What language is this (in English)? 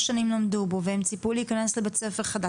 Hebrew